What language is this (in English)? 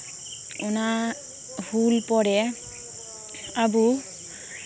Santali